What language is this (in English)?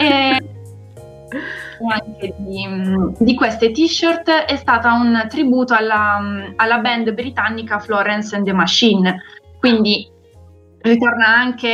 Italian